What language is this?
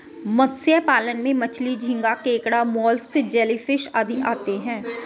Hindi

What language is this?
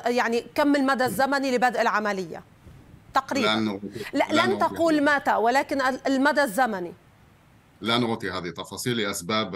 Arabic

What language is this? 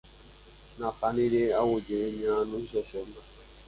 Guarani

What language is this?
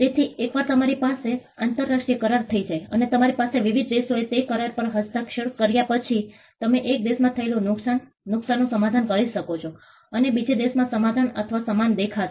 Gujarati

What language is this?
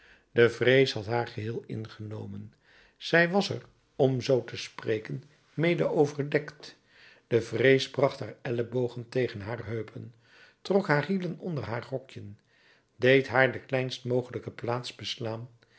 Dutch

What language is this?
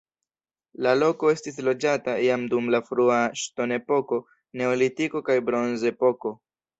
Esperanto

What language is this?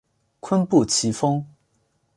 Chinese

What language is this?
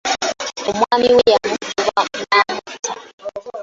Ganda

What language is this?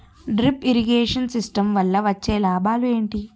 Telugu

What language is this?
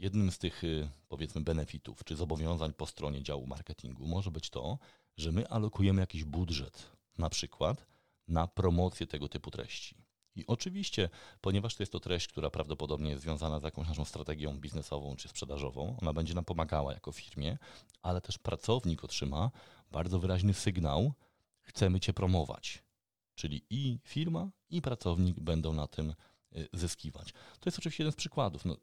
Polish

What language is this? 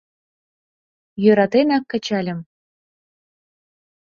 Mari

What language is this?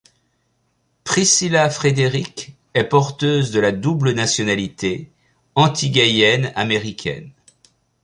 French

